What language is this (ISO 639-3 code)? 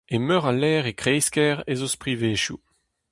bre